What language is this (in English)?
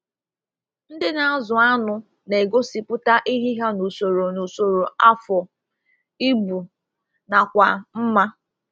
Igbo